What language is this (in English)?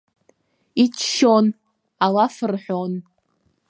Abkhazian